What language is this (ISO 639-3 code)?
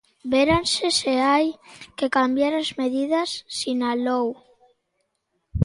glg